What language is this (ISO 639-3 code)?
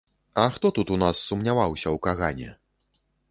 bel